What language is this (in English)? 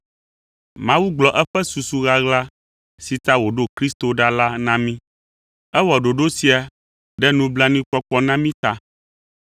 Ewe